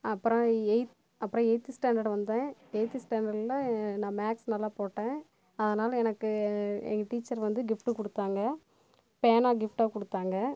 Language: Tamil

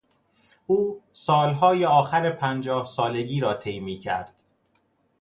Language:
Persian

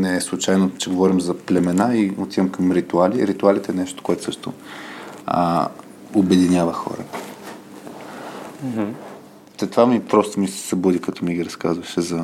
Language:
Bulgarian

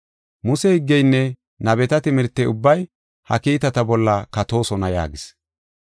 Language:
Gofa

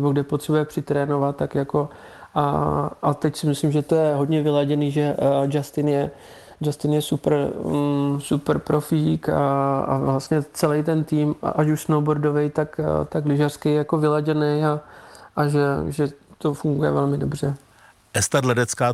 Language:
Czech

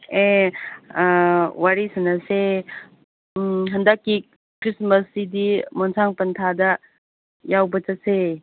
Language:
Manipuri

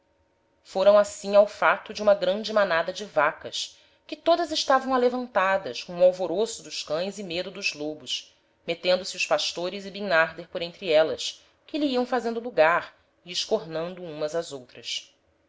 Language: Portuguese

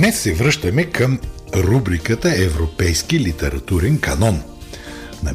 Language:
Bulgarian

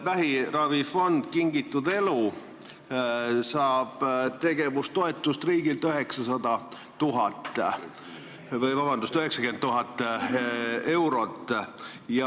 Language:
Estonian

